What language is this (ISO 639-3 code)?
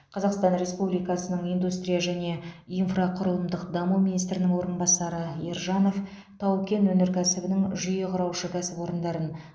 kaz